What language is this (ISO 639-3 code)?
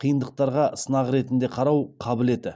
kaz